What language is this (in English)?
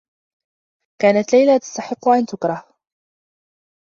Arabic